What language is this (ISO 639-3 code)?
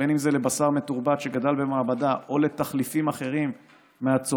heb